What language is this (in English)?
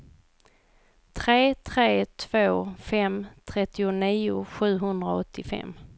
Swedish